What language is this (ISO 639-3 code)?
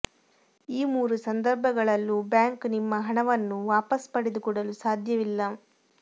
kan